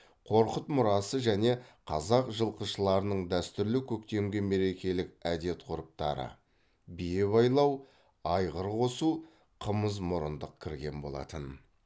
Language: Kazakh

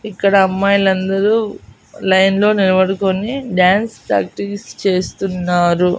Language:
Telugu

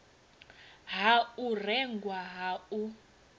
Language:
Venda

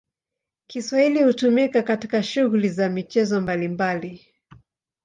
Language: Swahili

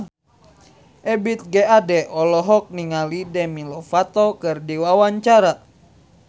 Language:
Sundanese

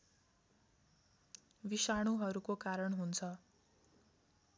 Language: Nepali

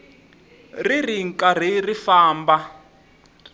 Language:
Tsonga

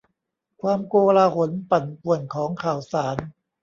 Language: Thai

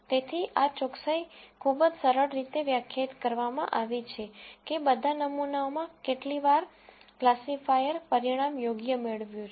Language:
Gujarati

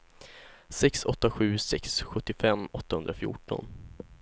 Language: Swedish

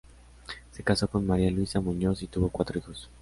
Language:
Spanish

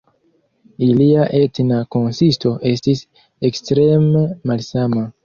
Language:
Esperanto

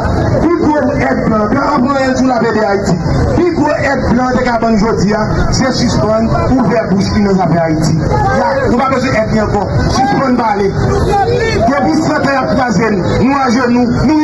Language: French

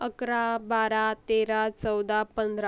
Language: Marathi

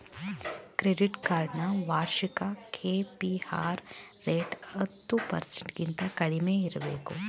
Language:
Kannada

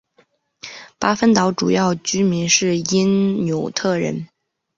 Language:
Chinese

